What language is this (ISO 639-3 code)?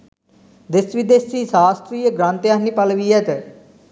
sin